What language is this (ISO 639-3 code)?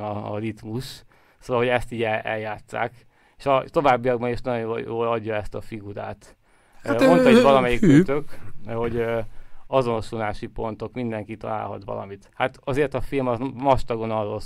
hun